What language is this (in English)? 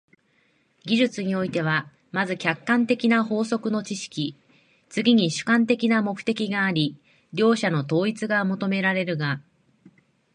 Japanese